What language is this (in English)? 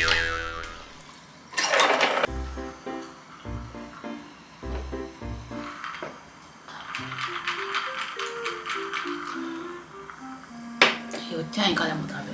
Japanese